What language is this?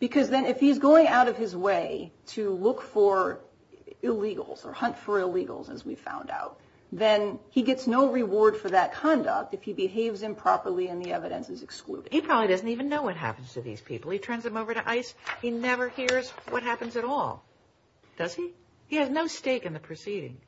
English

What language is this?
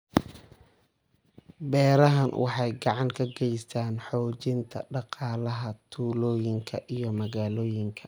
Somali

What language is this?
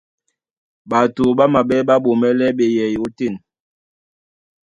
Duala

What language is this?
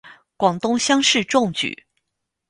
Chinese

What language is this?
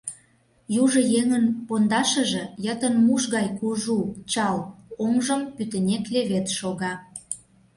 Mari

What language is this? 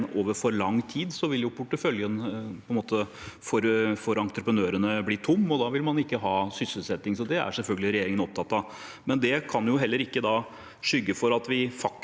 Norwegian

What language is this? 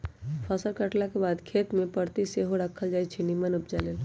Magahi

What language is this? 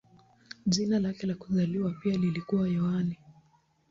Swahili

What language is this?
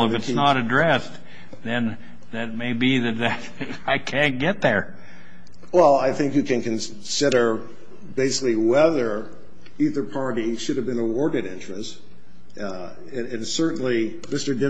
English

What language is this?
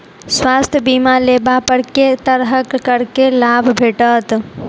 Maithili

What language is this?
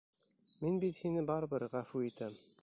Bashkir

